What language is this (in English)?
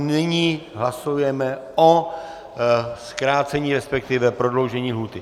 Czech